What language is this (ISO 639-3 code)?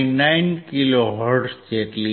guj